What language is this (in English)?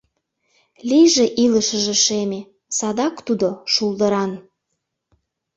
Mari